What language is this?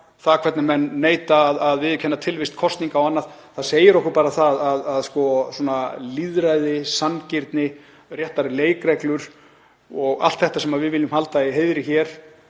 Icelandic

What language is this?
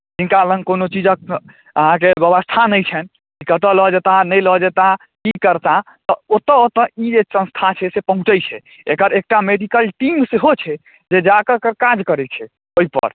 Maithili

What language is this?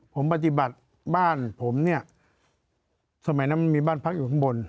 Thai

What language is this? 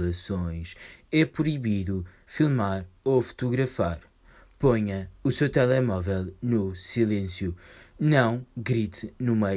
Portuguese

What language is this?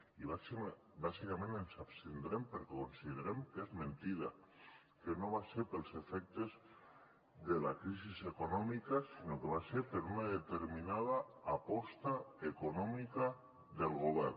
Catalan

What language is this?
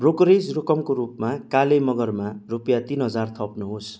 Nepali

